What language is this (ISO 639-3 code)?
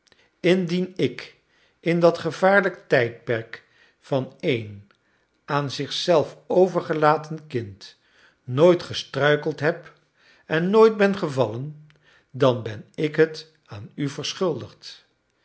nld